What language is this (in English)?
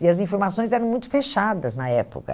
Portuguese